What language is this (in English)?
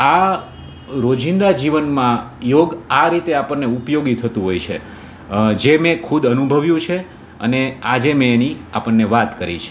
Gujarati